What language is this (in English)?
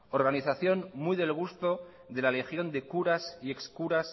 Spanish